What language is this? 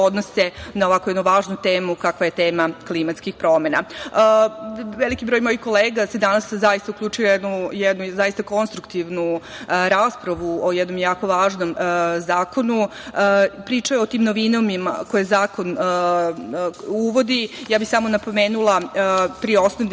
Serbian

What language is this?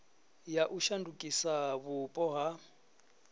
Venda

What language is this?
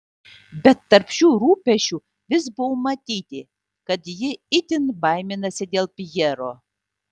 Lithuanian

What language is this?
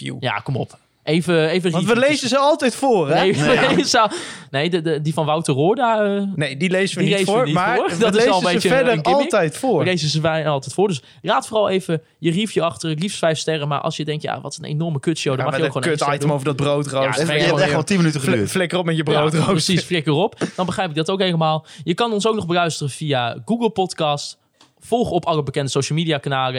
Dutch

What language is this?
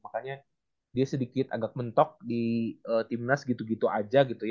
Indonesian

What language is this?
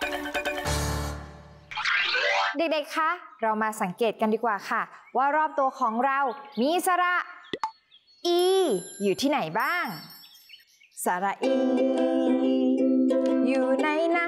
Thai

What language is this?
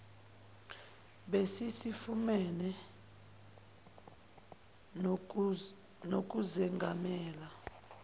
Zulu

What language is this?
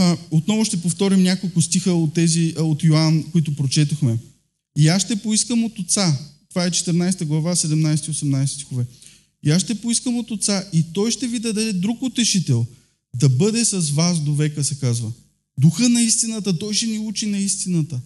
Bulgarian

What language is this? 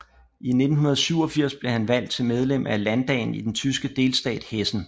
Danish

